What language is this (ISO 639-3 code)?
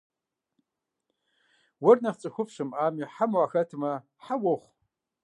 kbd